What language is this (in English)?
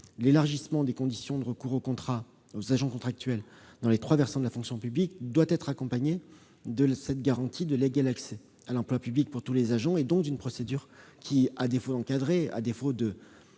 French